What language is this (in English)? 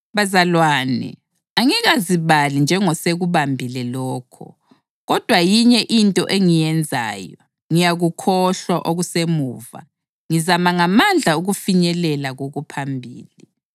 North Ndebele